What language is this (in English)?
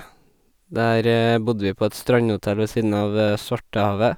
Norwegian